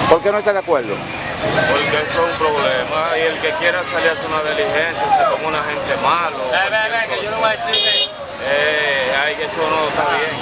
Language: Spanish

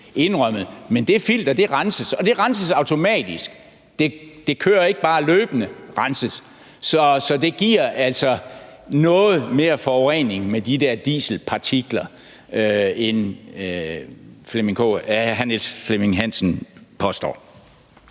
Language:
Danish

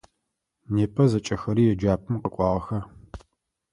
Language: Adyghe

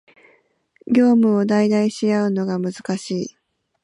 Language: Japanese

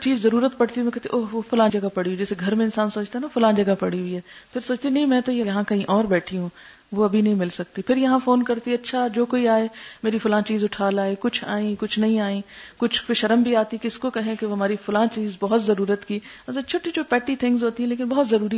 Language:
Urdu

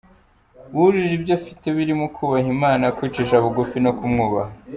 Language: Kinyarwanda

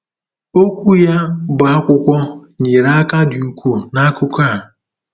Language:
Igbo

